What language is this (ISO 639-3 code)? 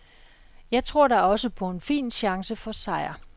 dan